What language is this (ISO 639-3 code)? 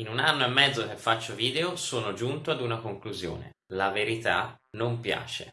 ita